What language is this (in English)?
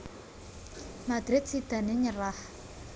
Javanese